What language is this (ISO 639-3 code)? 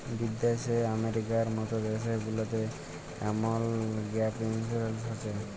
ben